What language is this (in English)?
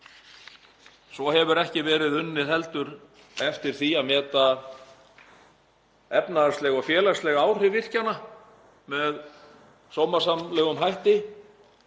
Icelandic